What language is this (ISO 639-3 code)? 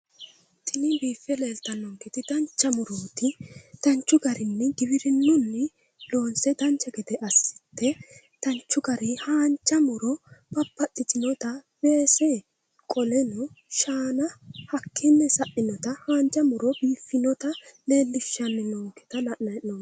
sid